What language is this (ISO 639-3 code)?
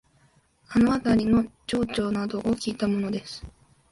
jpn